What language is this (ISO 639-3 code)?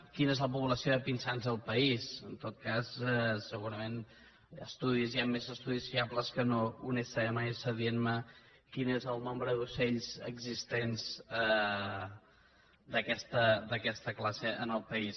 cat